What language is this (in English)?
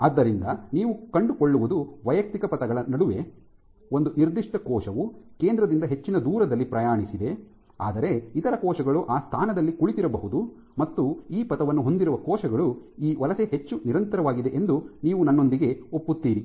Kannada